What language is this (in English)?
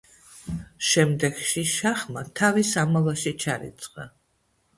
Georgian